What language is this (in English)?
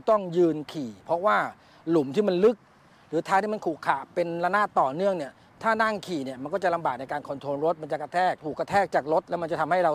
Thai